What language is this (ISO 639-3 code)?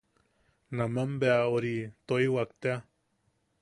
yaq